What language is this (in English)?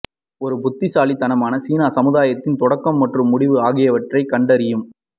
Tamil